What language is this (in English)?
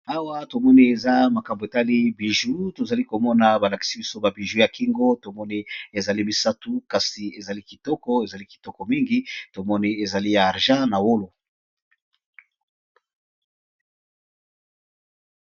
Lingala